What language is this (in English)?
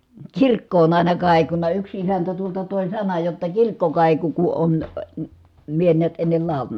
Finnish